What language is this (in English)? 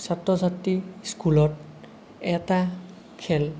Assamese